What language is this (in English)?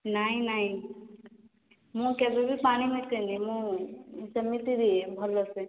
Odia